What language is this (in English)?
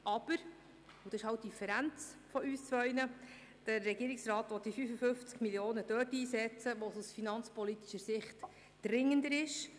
Swiss German